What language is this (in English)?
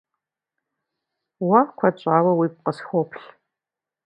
Kabardian